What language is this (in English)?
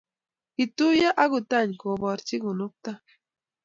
Kalenjin